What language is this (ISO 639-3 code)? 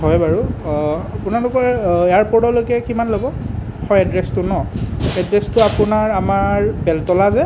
asm